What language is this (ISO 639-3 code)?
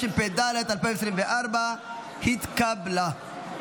heb